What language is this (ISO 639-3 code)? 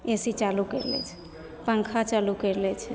mai